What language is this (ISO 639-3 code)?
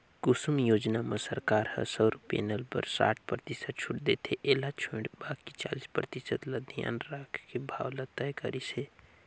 hne